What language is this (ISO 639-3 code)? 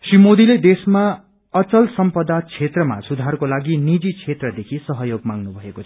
nep